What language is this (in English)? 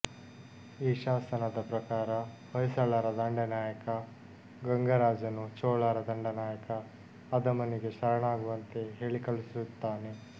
Kannada